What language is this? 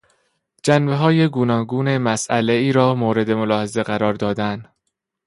Persian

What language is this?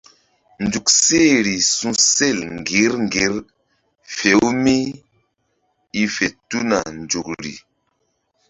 Mbum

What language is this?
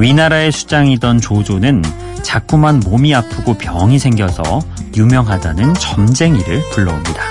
Korean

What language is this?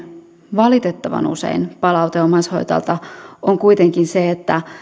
Finnish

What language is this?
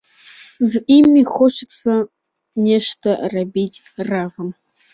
Belarusian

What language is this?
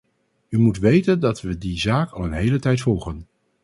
Dutch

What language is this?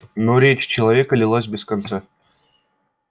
Russian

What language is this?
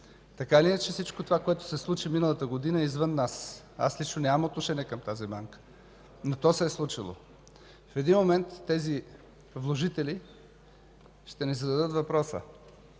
Bulgarian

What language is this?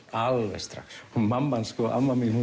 Icelandic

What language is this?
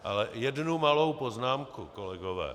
Czech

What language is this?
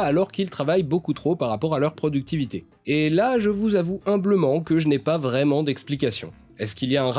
French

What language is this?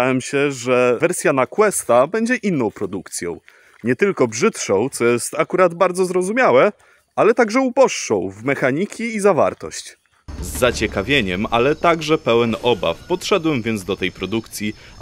Polish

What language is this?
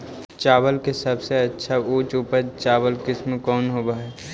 Magahi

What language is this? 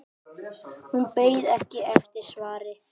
Icelandic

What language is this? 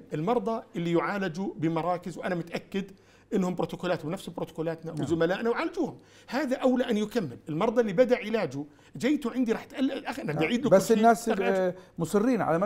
Arabic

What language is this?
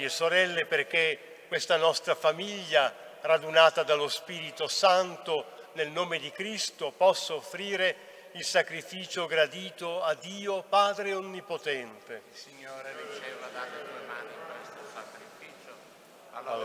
Italian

